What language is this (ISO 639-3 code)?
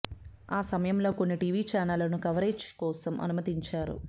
tel